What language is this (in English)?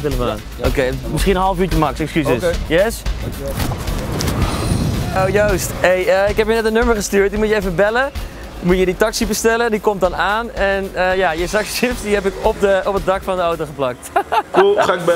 Dutch